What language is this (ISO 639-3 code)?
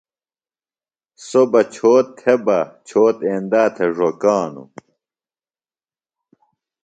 phl